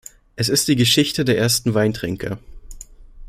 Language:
German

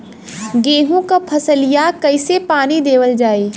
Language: Bhojpuri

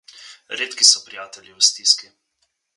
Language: Slovenian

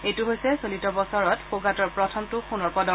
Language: Assamese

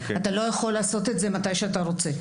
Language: Hebrew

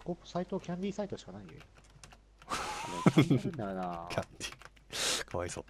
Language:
Japanese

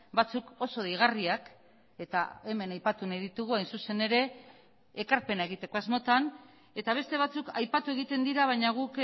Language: Basque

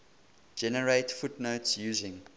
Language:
English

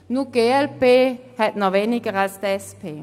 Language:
Swiss German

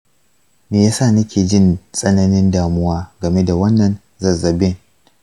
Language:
Hausa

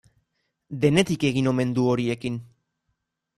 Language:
Basque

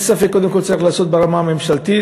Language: Hebrew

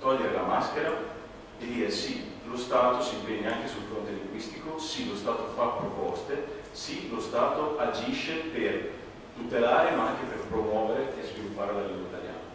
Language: Italian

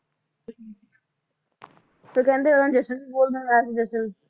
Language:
Punjabi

